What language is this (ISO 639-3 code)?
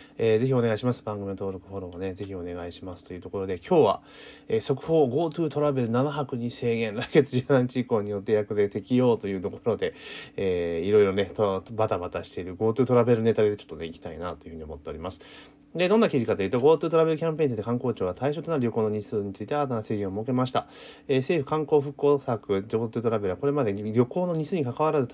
jpn